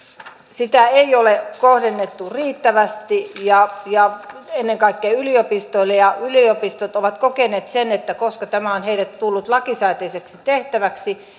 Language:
Finnish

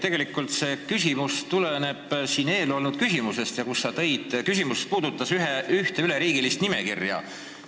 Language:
Estonian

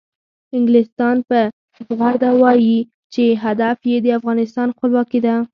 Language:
Pashto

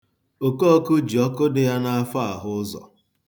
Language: Igbo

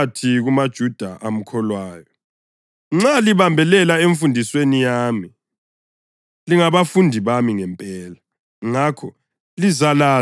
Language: North Ndebele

